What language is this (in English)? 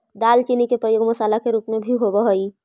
Magahi